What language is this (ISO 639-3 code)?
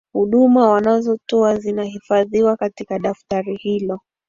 swa